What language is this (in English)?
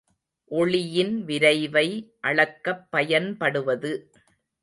Tamil